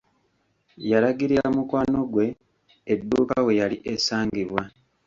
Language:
Ganda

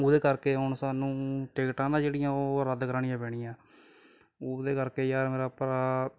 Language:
Punjabi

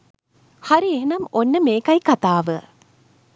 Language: Sinhala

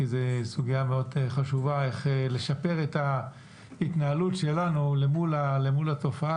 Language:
Hebrew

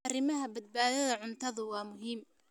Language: Somali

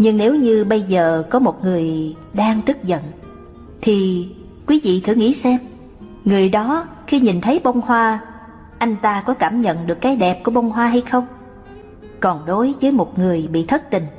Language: Vietnamese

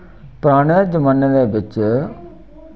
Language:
Dogri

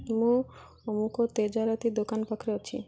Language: Odia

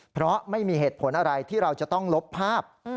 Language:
Thai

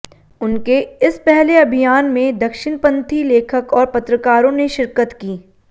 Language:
Hindi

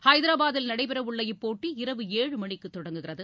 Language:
Tamil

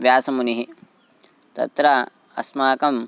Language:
Sanskrit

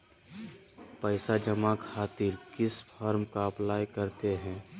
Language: Magahi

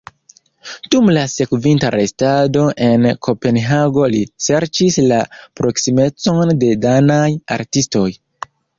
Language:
Esperanto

